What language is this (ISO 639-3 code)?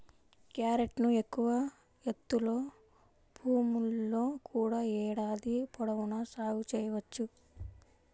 tel